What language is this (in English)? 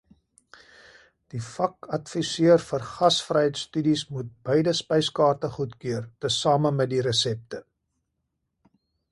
Afrikaans